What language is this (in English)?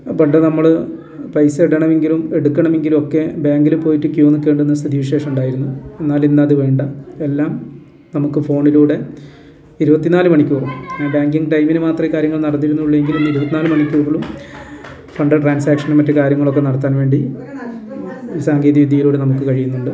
Malayalam